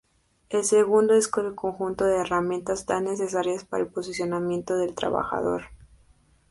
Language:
Spanish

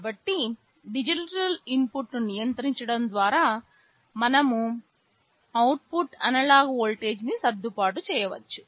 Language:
Telugu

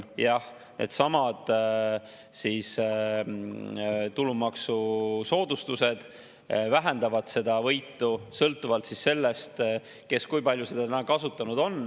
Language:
Estonian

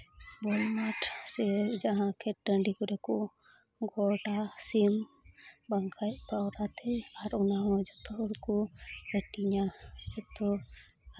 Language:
Santali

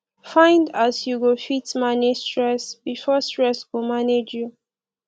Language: Nigerian Pidgin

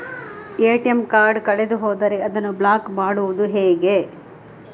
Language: Kannada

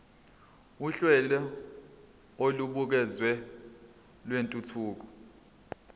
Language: Zulu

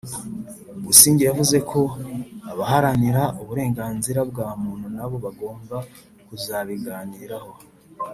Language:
Kinyarwanda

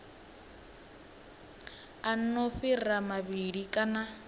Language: Venda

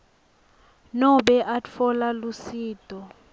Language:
Swati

